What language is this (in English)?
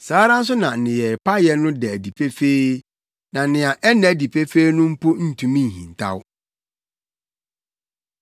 Akan